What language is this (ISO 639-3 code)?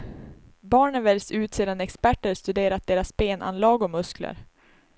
swe